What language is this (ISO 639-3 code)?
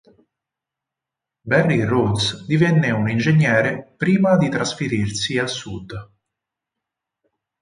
ita